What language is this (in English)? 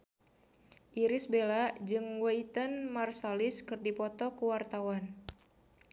Sundanese